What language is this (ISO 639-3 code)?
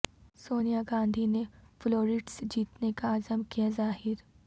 urd